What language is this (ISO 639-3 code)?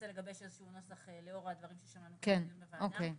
heb